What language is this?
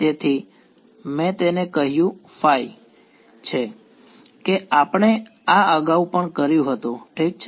Gujarati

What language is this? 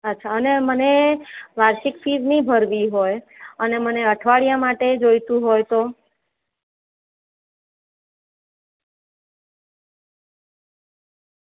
Gujarati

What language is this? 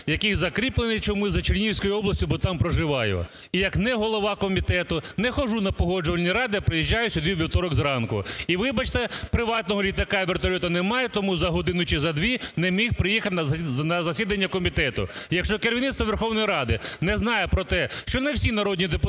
Ukrainian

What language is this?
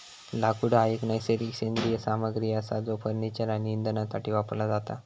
Marathi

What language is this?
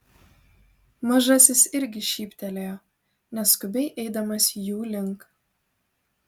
Lithuanian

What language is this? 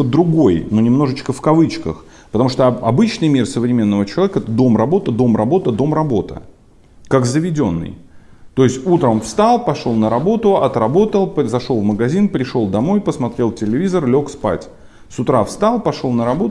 Russian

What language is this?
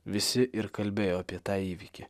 Lithuanian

